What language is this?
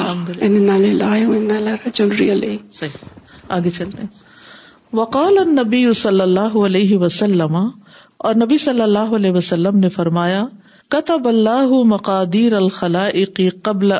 Urdu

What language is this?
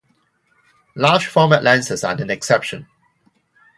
English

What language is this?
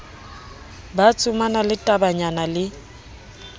Southern Sotho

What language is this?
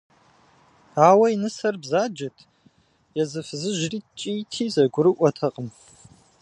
Kabardian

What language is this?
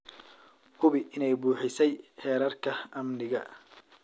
Somali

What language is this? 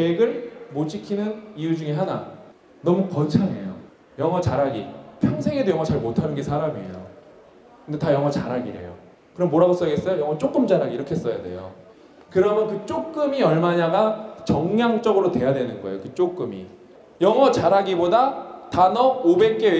Korean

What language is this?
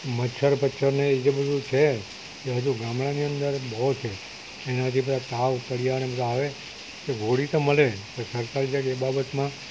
Gujarati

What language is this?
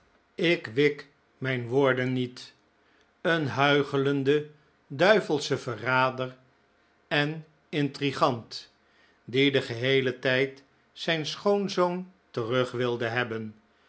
Dutch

